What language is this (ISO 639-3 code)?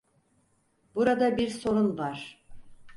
tur